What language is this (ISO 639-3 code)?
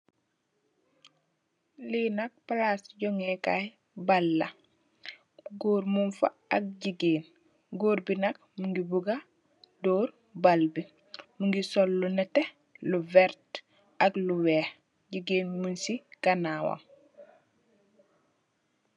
wol